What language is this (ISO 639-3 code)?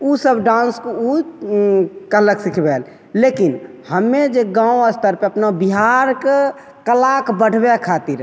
mai